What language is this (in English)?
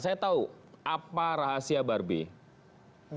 Indonesian